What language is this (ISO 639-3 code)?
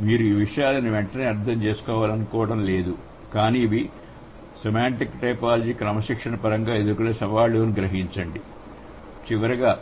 tel